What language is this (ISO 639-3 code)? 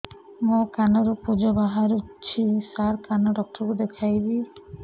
ori